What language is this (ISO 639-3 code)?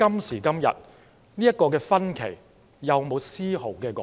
yue